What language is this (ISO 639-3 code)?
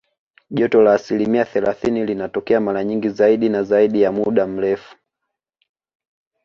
swa